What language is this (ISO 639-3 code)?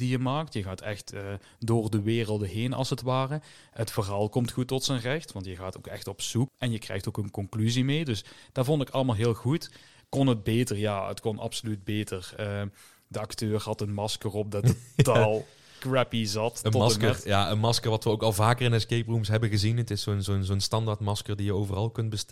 nld